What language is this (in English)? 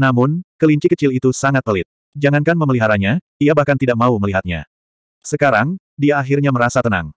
Indonesian